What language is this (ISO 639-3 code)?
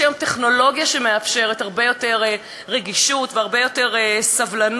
heb